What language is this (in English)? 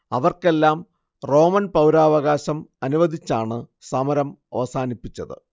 Malayalam